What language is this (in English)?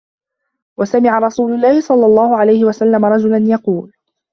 Arabic